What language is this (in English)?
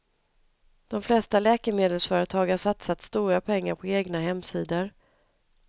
Swedish